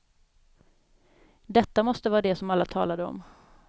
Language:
Swedish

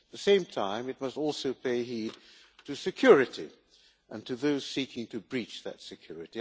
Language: English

